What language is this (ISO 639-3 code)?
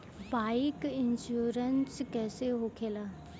bho